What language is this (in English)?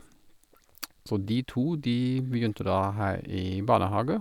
Norwegian